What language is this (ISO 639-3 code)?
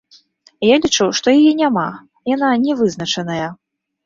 bel